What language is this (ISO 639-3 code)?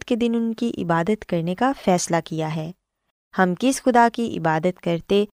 urd